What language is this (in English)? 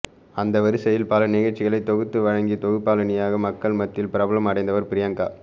Tamil